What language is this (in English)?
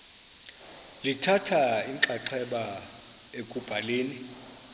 Xhosa